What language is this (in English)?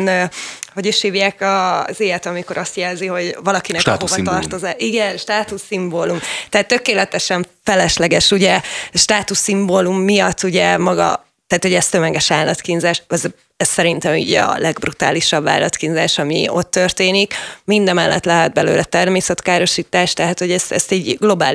Hungarian